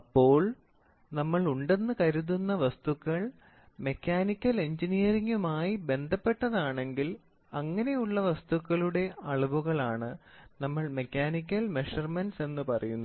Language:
Malayalam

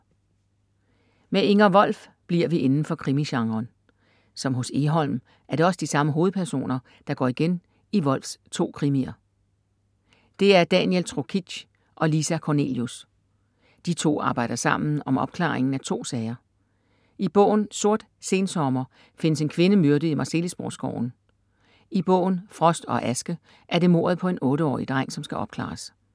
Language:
Danish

